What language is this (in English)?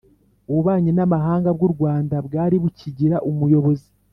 Kinyarwanda